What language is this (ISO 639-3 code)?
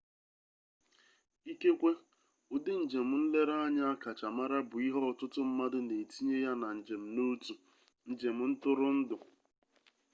ibo